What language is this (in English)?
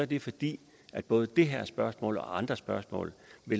Danish